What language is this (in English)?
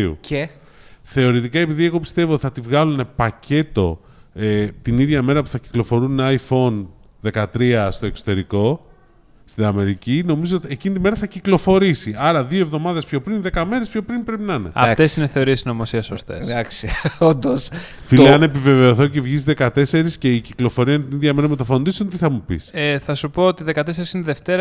Greek